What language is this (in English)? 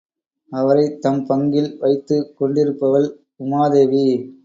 Tamil